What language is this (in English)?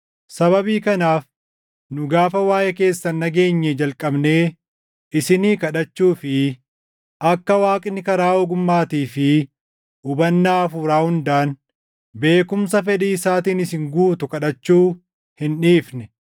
Oromo